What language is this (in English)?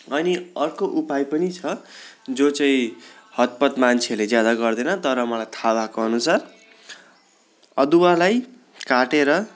Nepali